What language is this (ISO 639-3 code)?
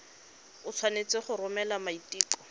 tsn